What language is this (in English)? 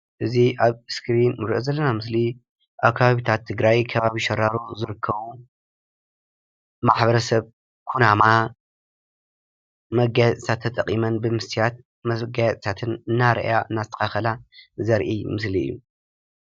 Tigrinya